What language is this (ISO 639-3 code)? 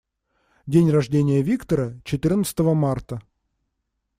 rus